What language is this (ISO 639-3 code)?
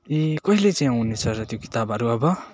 nep